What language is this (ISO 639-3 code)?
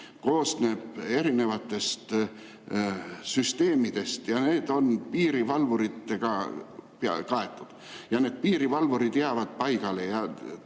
est